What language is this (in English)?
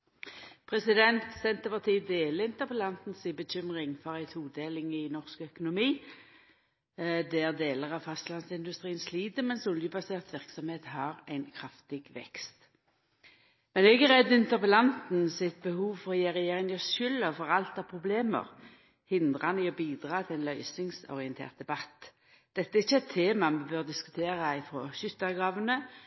Norwegian Nynorsk